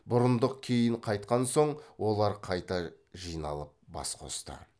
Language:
Kazakh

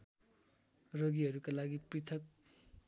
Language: Nepali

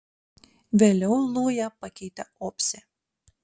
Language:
Lithuanian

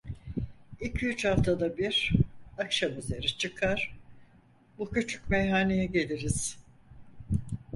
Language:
Turkish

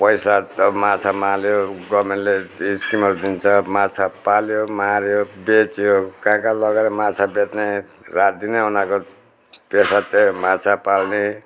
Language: Nepali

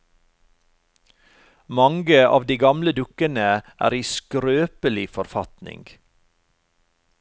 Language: Norwegian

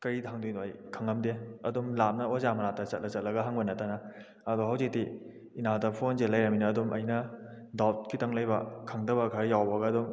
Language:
Manipuri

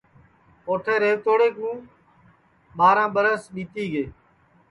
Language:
Sansi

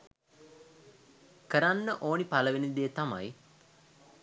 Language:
Sinhala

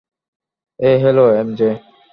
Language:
Bangla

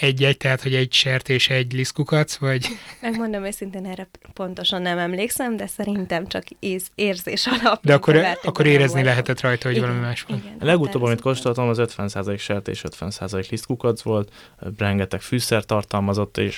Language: Hungarian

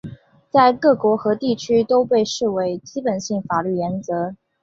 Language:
Chinese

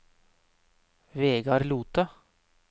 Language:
Norwegian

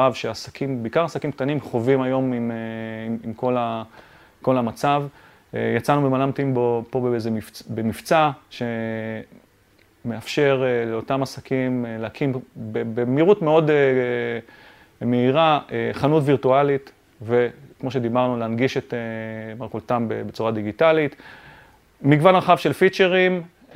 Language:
Hebrew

